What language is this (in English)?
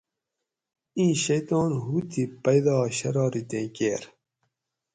Gawri